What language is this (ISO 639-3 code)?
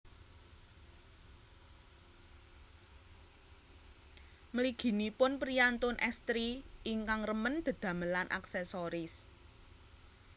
jav